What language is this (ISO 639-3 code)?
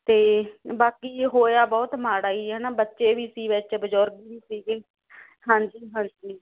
pan